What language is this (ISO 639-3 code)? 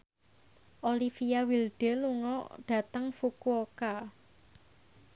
jav